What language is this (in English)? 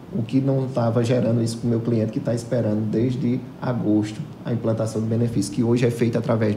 Portuguese